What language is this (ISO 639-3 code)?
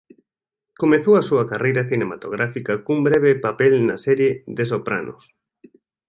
glg